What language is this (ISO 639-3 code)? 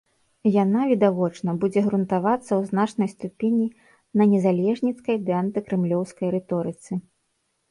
bel